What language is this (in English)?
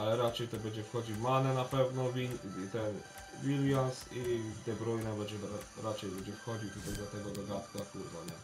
Polish